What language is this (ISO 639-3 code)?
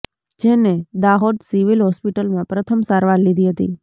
guj